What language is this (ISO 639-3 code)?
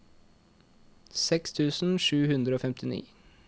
nor